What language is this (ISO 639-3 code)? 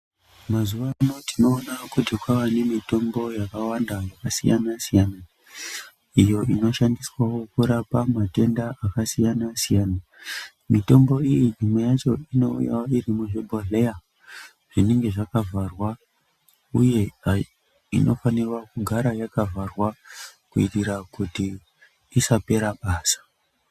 ndc